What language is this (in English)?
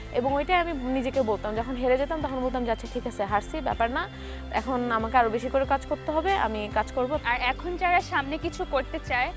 Bangla